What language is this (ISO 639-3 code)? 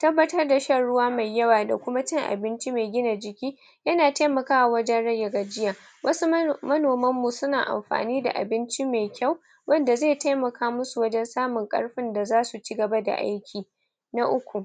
hau